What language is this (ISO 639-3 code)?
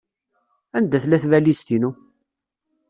kab